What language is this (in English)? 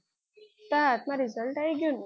Gujarati